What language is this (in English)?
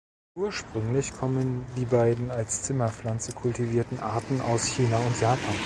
German